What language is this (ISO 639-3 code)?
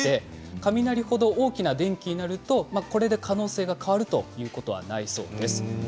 jpn